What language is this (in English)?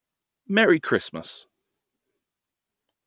English